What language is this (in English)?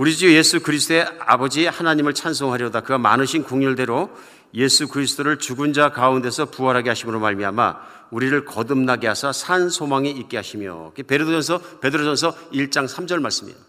Korean